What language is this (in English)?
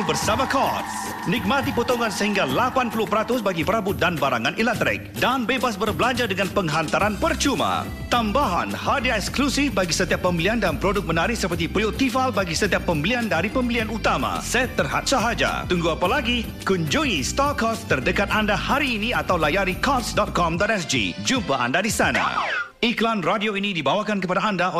Malay